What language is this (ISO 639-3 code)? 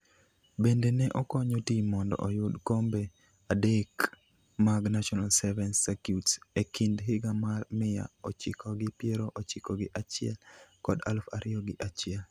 luo